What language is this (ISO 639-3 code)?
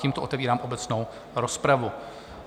ces